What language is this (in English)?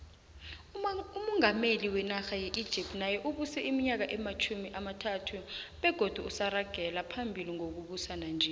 South Ndebele